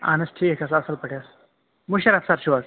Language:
Kashmiri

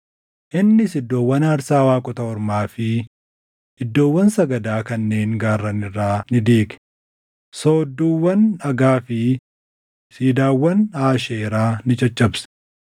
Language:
Oromo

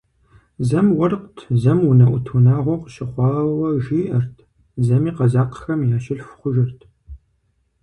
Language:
Kabardian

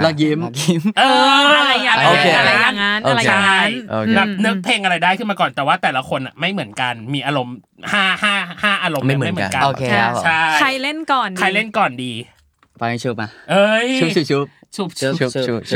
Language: Thai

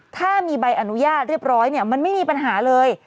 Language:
Thai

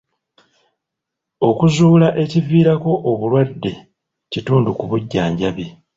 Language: Ganda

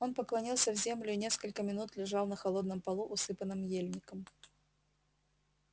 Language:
Russian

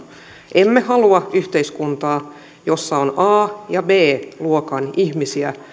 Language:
Finnish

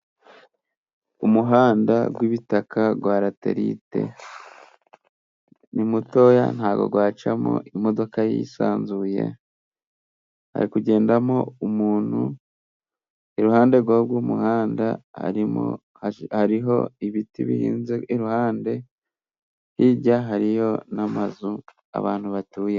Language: Kinyarwanda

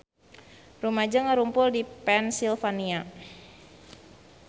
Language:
Sundanese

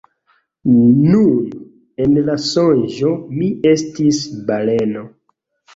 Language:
Esperanto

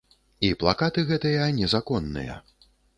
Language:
Belarusian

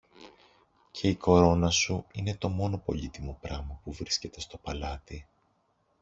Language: Greek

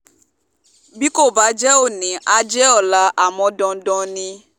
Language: Yoruba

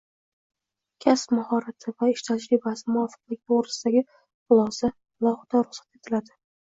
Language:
Uzbek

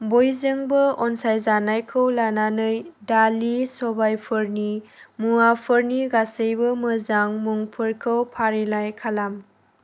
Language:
Bodo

